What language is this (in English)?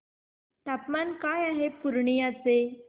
Marathi